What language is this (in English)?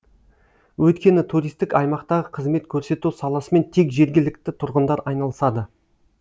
Kazakh